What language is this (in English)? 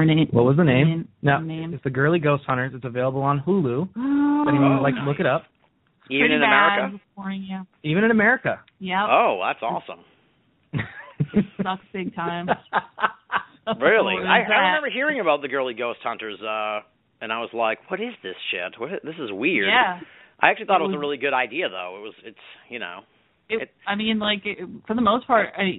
English